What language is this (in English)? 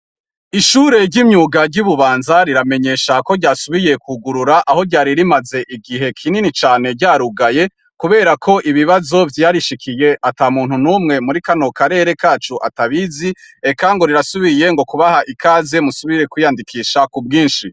Rundi